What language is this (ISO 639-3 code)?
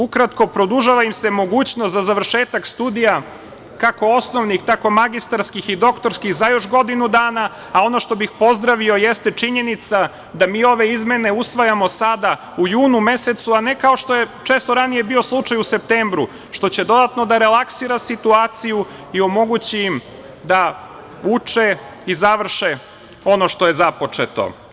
srp